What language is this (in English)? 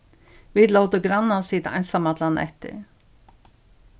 Faroese